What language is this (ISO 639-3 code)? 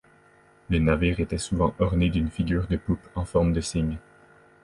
fra